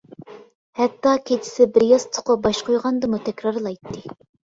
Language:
Uyghur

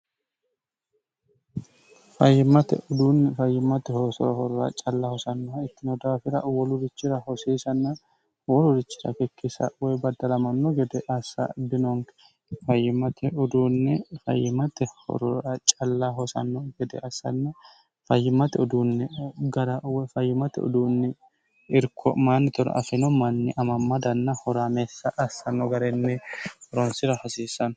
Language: Sidamo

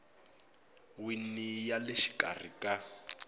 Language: Tsonga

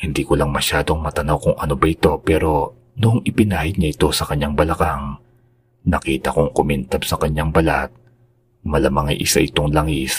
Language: Filipino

